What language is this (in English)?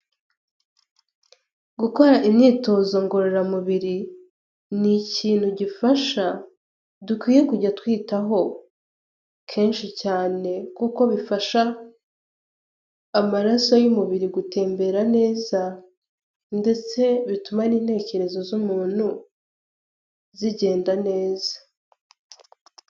Kinyarwanda